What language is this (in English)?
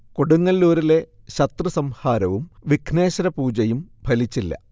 Malayalam